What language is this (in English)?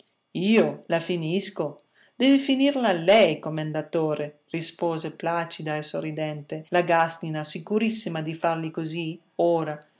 Italian